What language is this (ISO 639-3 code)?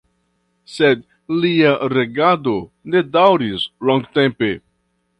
epo